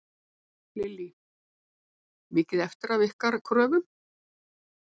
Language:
Icelandic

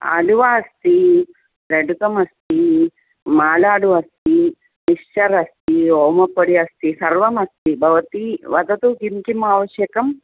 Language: Sanskrit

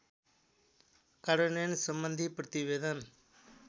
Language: Nepali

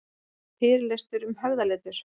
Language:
Icelandic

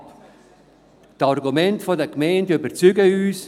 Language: Swiss German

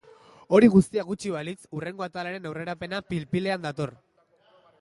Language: Basque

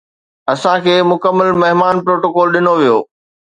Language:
Sindhi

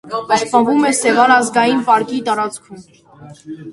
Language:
Armenian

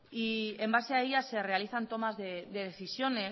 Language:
Spanish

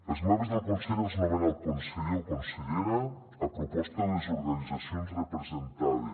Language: Catalan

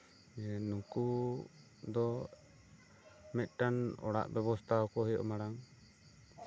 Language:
Santali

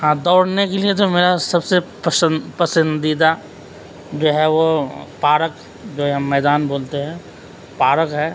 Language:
Urdu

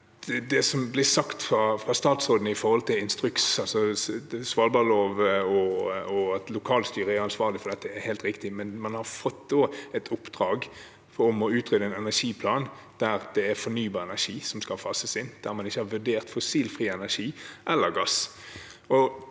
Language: Norwegian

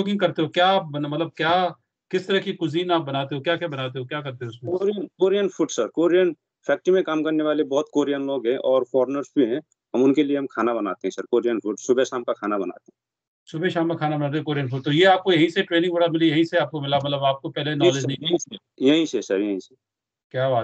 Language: Hindi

